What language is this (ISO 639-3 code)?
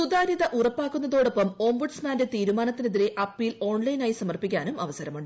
mal